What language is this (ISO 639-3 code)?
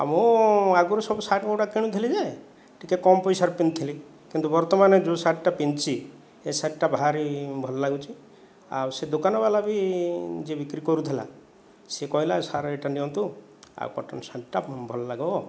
ori